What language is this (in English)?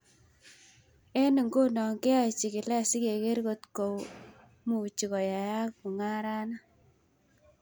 Kalenjin